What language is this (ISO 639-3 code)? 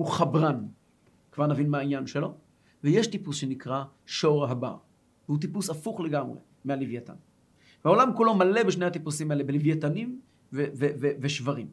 heb